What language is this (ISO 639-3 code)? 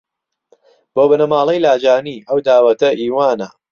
ckb